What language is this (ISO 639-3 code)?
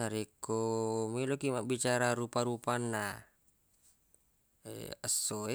bug